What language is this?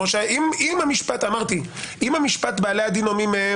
Hebrew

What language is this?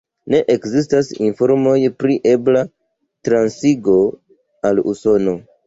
Esperanto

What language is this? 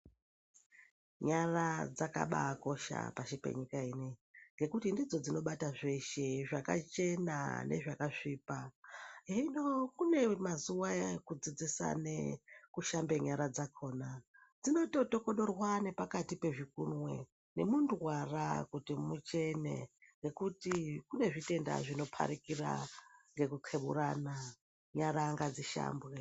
Ndau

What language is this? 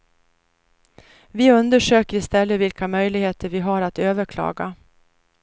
Swedish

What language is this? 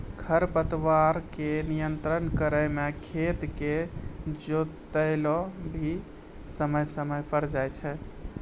Maithili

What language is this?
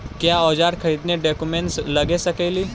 Magahi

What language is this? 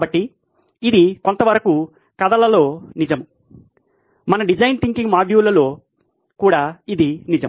Telugu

